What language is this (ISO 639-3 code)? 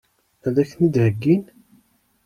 kab